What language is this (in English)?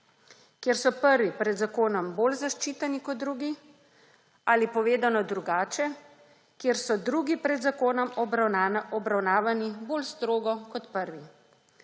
Slovenian